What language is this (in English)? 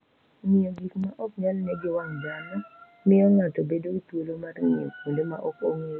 Luo (Kenya and Tanzania)